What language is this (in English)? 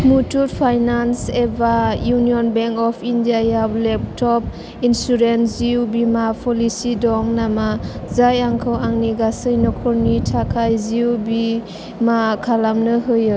Bodo